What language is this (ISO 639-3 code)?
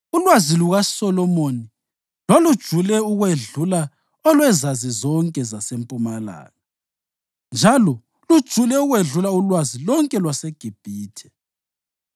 nde